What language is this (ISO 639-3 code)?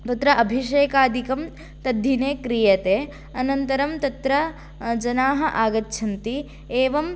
san